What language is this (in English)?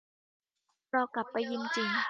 Thai